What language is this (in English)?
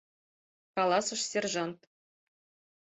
Mari